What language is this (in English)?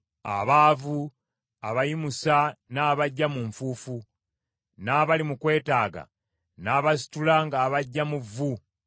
Ganda